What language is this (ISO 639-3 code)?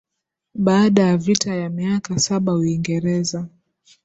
swa